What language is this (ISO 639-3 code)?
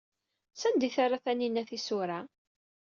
kab